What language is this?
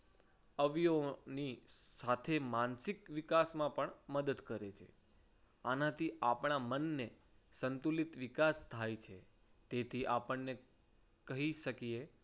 Gujarati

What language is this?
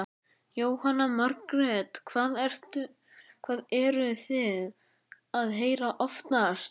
Icelandic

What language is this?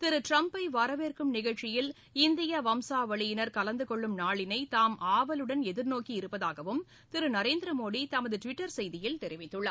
Tamil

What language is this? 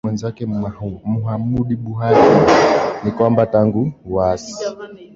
Swahili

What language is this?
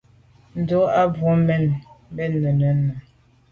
Medumba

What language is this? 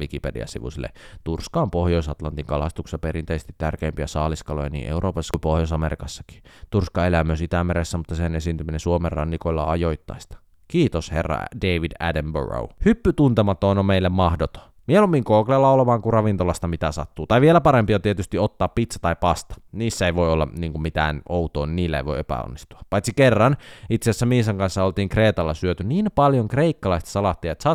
Finnish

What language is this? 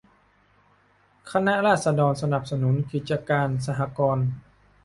Thai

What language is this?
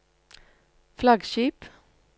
Norwegian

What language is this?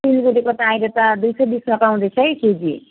Nepali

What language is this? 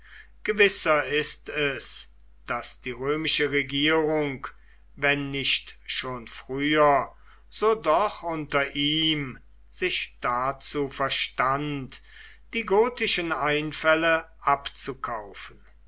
German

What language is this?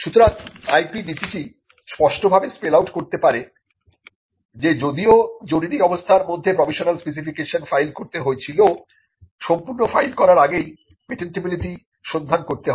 Bangla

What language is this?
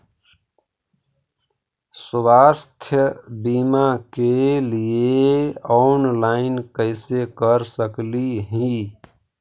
Magahi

